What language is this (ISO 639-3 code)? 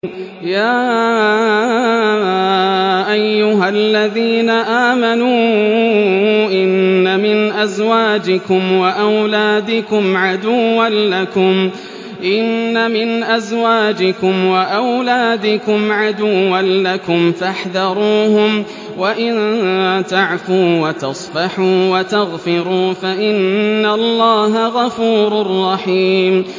ara